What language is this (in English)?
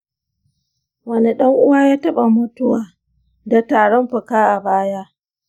Hausa